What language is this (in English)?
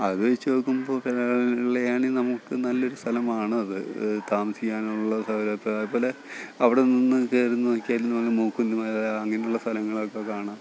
Malayalam